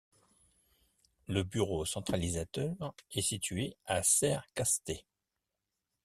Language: French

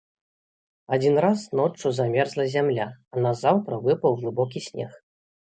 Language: Belarusian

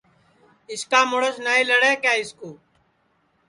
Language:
Sansi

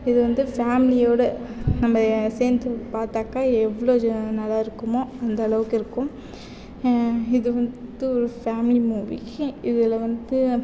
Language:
Tamil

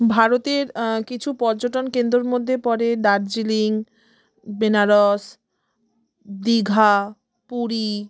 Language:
Bangla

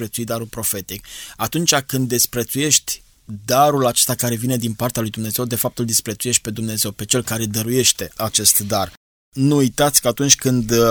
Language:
Romanian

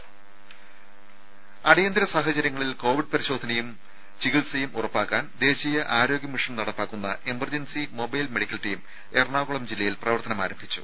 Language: Malayalam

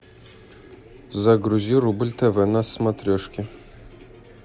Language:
Russian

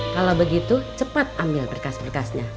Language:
Indonesian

